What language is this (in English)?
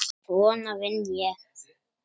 Icelandic